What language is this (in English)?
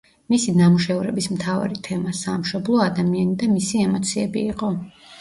Georgian